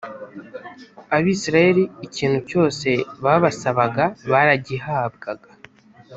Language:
Kinyarwanda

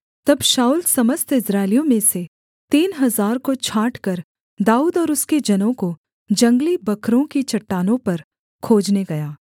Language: Hindi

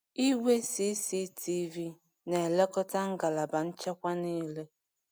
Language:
Igbo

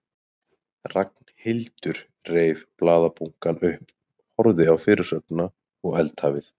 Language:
Icelandic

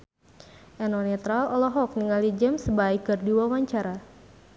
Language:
Sundanese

